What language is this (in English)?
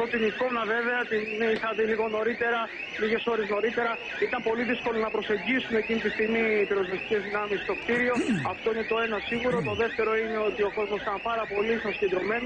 Greek